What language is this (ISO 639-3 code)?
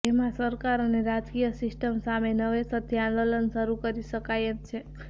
guj